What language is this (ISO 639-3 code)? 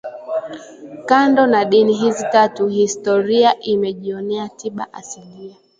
swa